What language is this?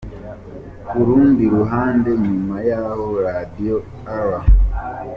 Kinyarwanda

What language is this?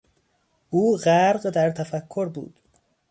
Persian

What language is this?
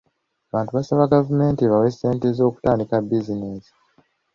Ganda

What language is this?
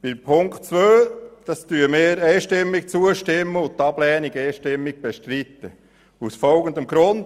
Swiss German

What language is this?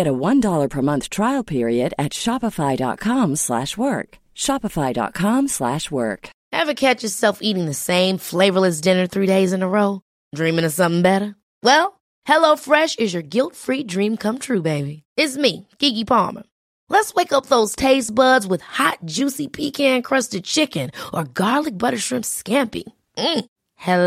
Swedish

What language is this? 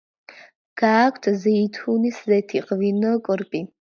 Georgian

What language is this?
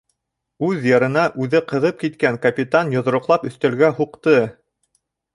Bashkir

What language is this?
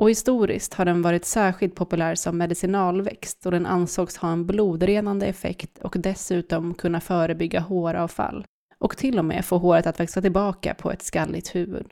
Swedish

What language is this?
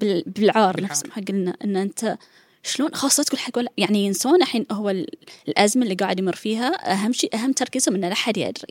Arabic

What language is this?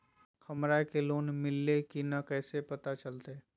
Magahi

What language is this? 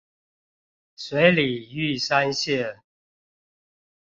Chinese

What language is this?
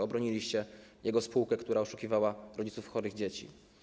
Polish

